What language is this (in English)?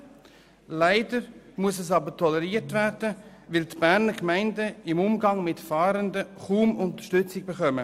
Swiss German